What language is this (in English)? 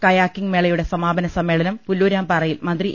Malayalam